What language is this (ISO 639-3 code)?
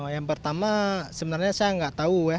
ind